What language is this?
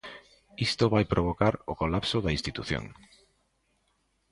Galician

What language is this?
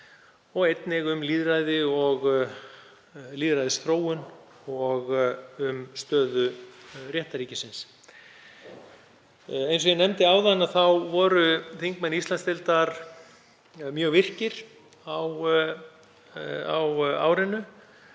Icelandic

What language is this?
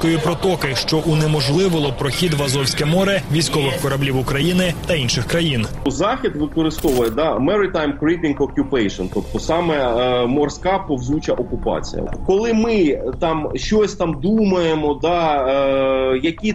Ukrainian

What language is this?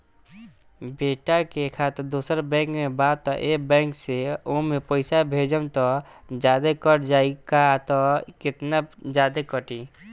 Bhojpuri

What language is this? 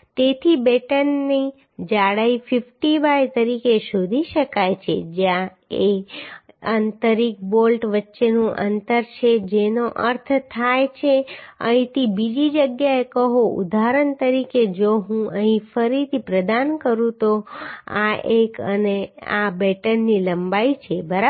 Gujarati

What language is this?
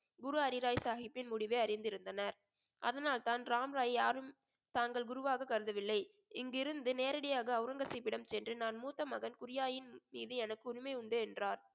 Tamil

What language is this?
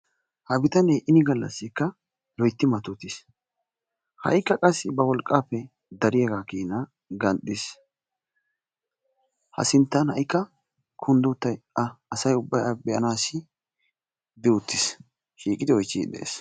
Wolaytta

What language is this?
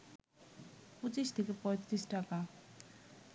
Bangla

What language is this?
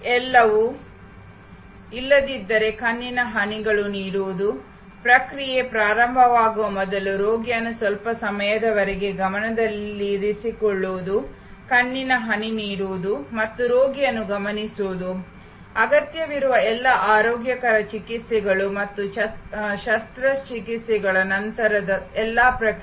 Kannada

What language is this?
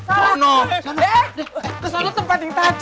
Indonesian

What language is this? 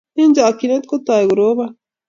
Kalenjin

